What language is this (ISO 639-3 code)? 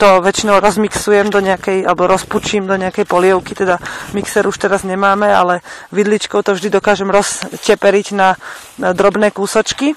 slk